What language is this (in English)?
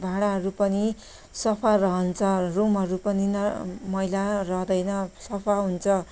Nepali